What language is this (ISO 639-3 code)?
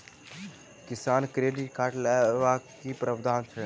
mai